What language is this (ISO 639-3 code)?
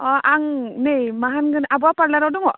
brx